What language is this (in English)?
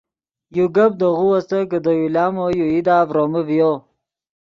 Yidgha